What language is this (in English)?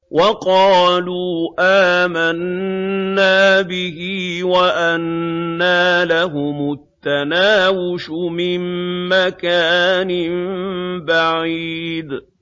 Arabic